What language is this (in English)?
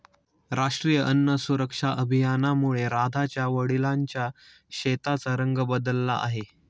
Marathi